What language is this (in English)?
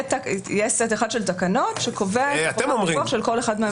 Hebrew